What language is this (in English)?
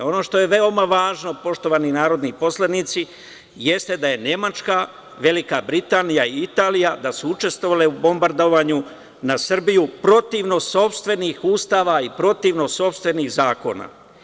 Serbian